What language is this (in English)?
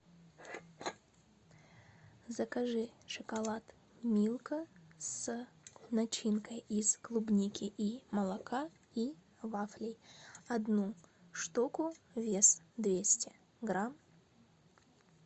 Russian